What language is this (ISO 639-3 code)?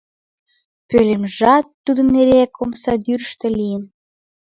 chm